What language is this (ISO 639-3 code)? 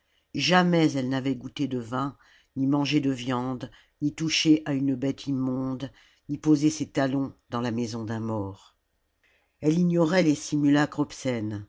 fra